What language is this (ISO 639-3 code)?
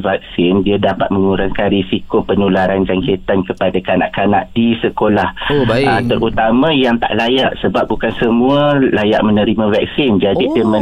msa